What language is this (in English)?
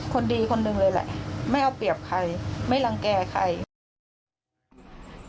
Thai